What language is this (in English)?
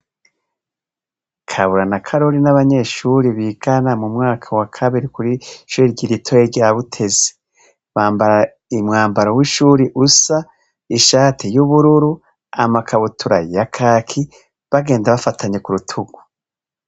Rundi